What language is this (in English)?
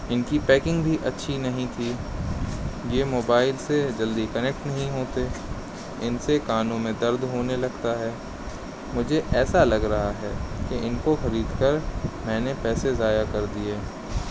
Urdu